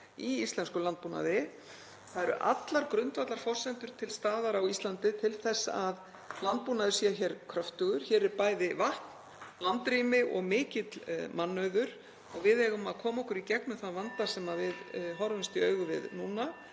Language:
Icelandic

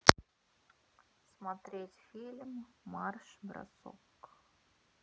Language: Russian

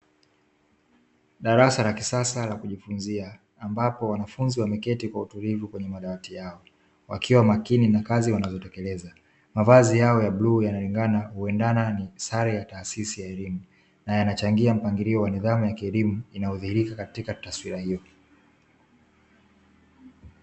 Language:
Swahili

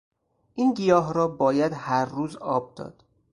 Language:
Persian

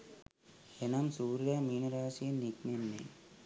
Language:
Sinhala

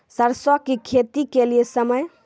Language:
Maithili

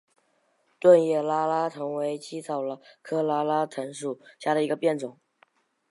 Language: Chinese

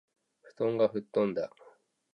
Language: Japanese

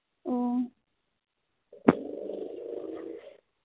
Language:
Santali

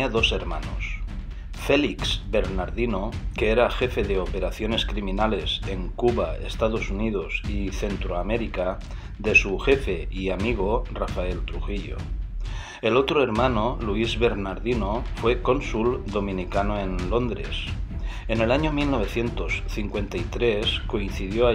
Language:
Spanish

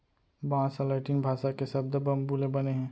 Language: Chhattisgarhi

